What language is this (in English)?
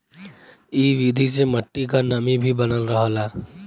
Bhojpuri